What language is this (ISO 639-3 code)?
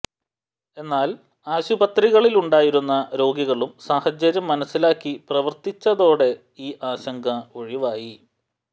mal